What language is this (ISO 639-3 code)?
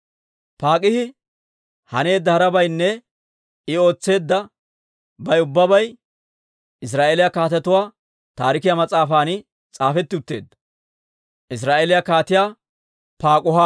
dwr